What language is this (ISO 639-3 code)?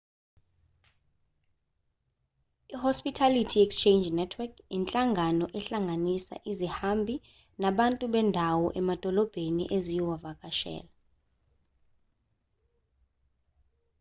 zul